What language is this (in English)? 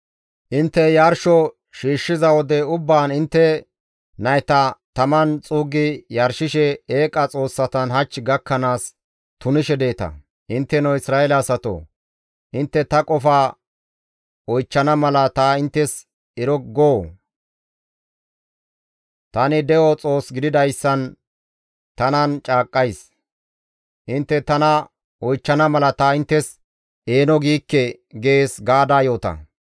Gamo